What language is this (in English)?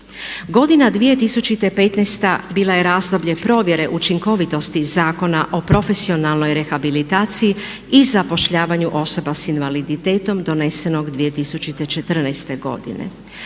Croatian